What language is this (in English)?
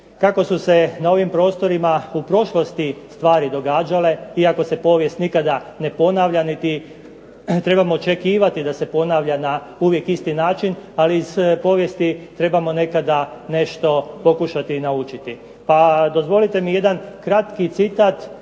Croatian